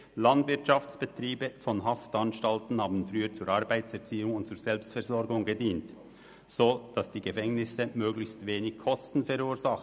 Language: Swiss German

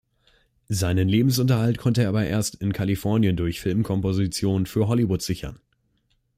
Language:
German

